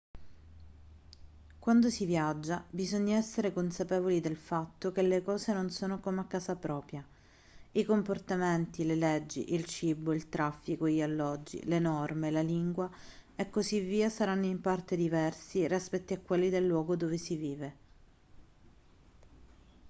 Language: Italian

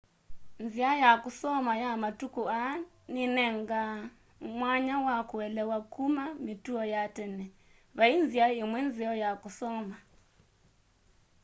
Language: Kamba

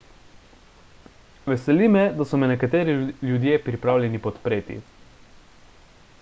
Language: Slovenian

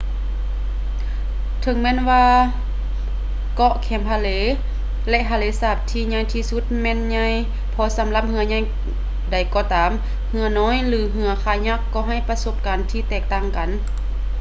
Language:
Lao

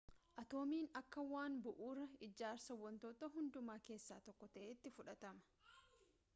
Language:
Oromo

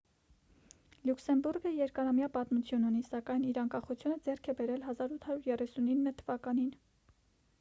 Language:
Armenian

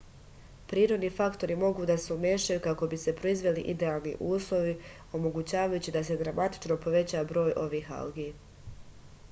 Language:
Serbian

